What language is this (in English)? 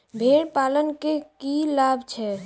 Maithili